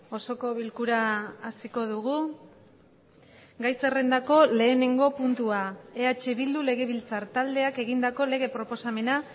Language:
Basque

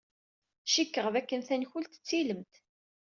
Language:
Kabyle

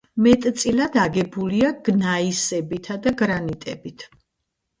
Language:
Georgian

